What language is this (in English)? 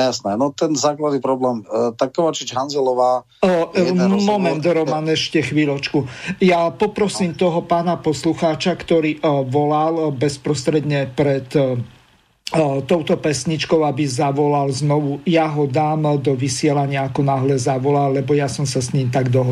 Slovak